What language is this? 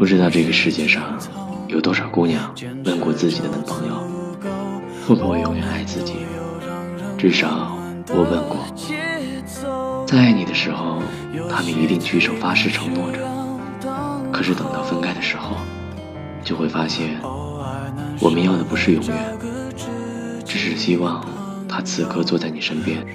Chinese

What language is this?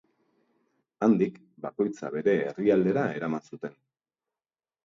Basque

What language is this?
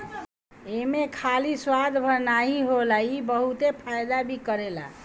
Bhojpuri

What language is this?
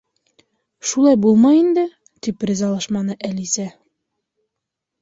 Bashkir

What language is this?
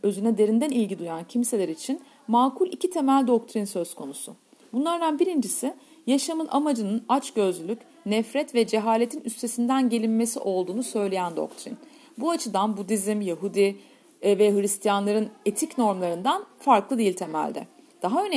Turkish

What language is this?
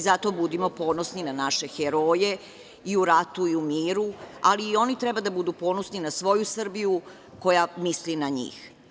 Serbian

